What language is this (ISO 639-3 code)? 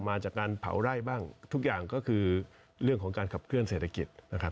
tha